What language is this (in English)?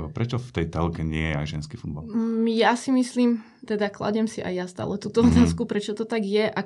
Slovak